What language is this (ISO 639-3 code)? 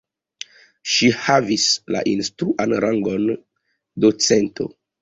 epo